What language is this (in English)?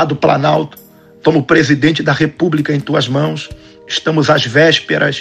Portuguese